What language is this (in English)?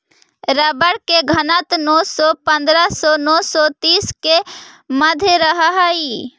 Magahi